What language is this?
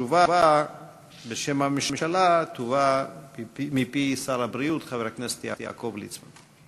Hebrew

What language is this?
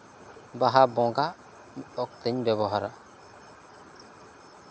Santali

